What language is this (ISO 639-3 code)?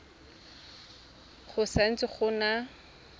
tsn